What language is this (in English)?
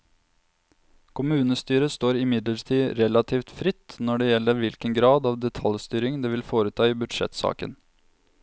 Norwegian